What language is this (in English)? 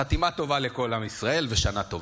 Hebrew